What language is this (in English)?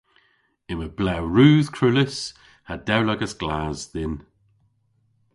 Cornish